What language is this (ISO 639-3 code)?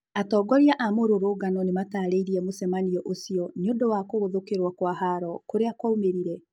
kik